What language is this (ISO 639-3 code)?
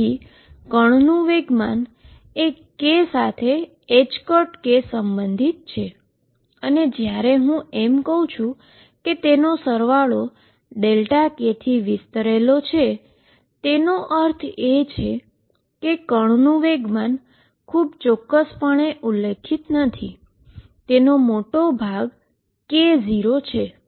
guj